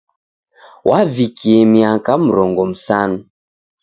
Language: Taita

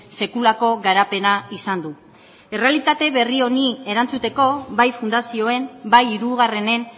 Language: Basque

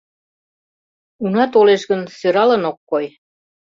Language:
Mari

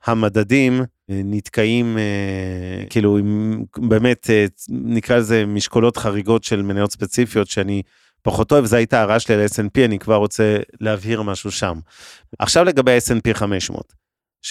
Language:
Hebrew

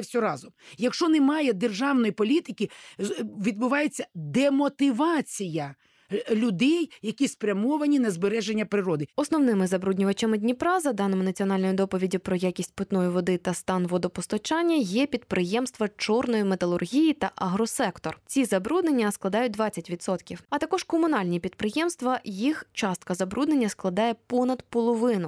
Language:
Ukrainian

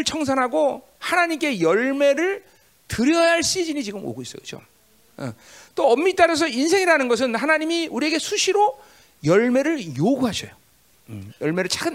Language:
Korean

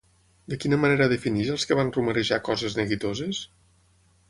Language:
Catalan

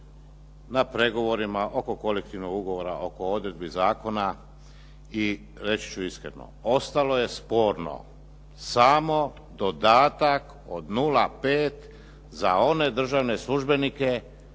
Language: Croatian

